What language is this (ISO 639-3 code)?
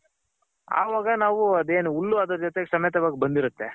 kan